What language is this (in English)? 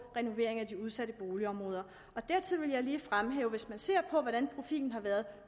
Danish